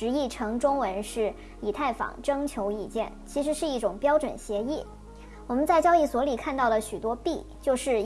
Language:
Chinese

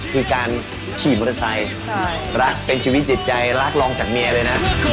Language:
Thai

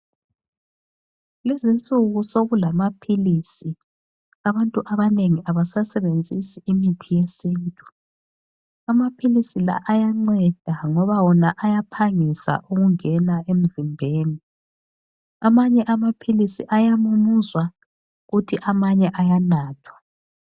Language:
North Ndebele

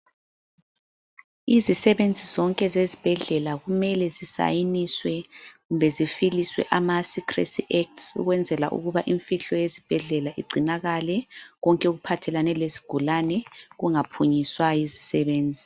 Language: North Ndebele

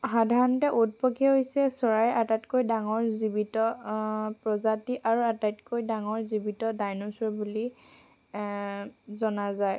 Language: Assamese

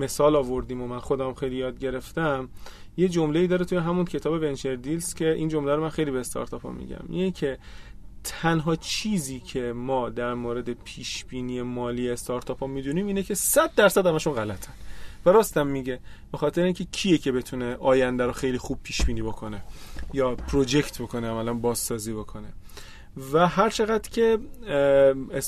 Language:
Persian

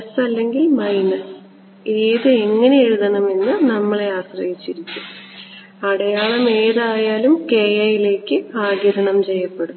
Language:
Malayalam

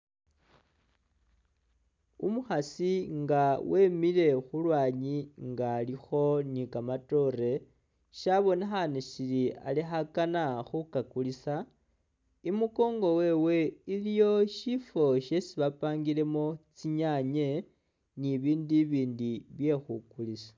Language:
Masaaba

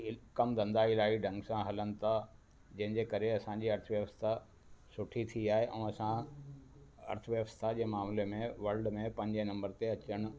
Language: Sindhi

